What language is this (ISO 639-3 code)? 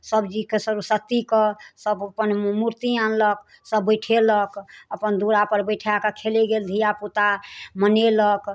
mai